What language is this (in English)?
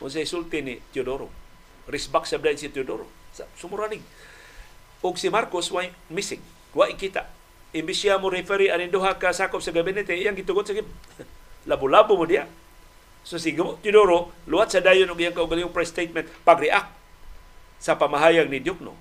Filipino